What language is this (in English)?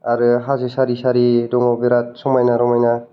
Bodo